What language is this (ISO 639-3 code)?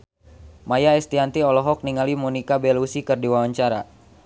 sun